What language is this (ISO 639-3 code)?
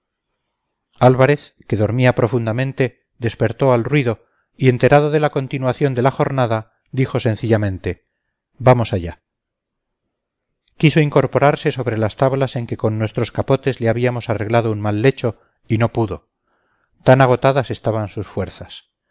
spa